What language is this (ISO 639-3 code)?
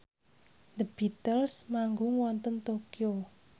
jav